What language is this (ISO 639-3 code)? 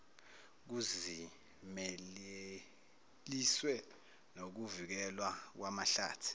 zul